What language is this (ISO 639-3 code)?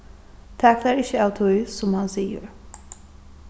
fao